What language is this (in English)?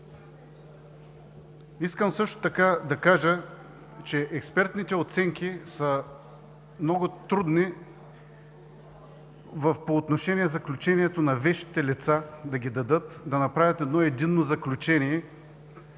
Bulgarian